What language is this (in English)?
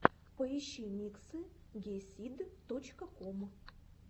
Russian